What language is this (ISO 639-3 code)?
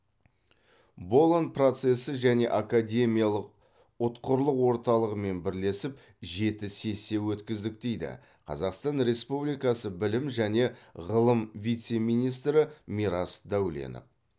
kaz